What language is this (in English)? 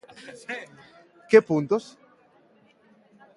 Galician